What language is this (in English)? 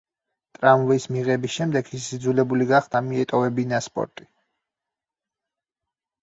Georgian